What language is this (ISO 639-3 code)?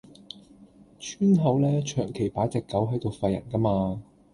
yue